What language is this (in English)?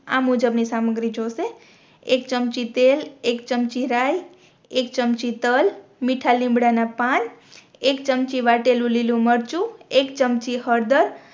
Gujarati